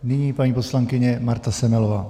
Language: Czech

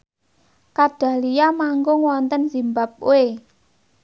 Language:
Javanese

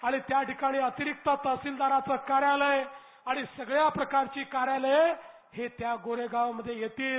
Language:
Marathi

